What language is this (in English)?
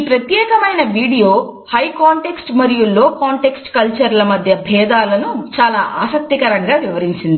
Telugu